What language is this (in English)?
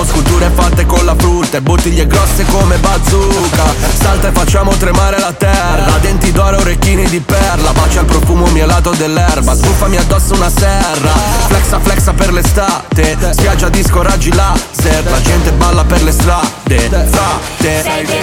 Italian